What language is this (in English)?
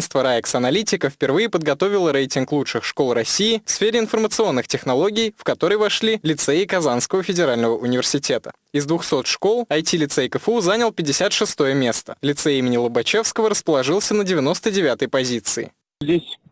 Russian